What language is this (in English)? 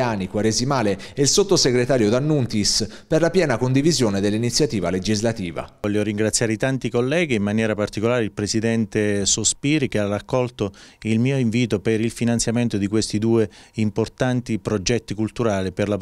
Italian